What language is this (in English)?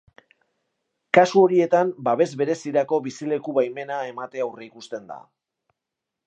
Basque